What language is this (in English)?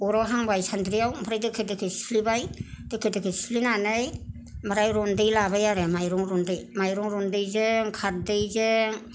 Bodo